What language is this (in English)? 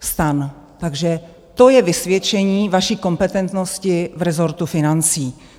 Czech